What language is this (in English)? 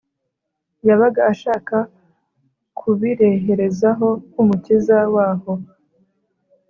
Kinyarwanda